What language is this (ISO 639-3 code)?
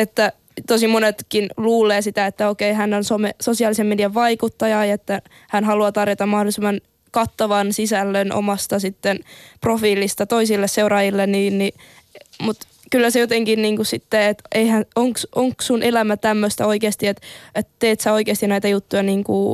fin